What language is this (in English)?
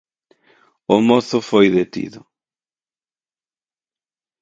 Galician